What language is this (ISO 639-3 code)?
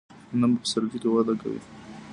pus